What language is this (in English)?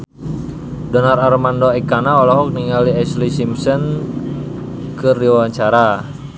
Sundanese